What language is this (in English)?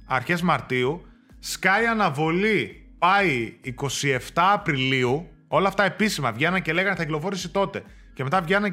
Greek